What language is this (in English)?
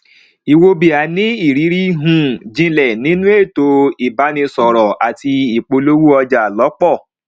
Yoruba